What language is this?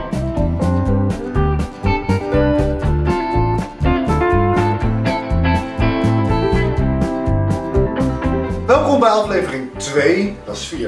Dutch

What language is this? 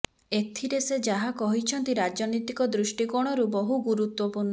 Odia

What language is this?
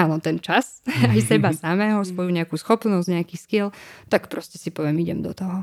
Slovak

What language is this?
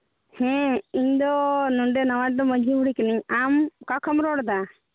Santali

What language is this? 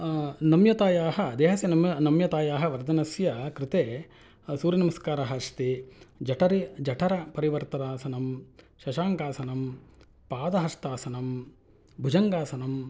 Sanskrit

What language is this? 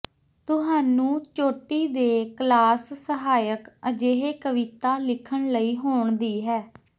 Punjabi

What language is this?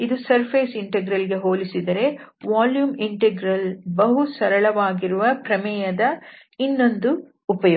Kannada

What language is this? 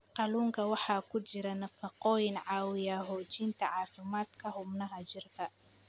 Somali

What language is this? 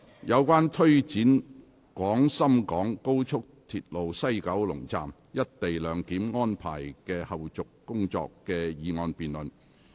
Cantonese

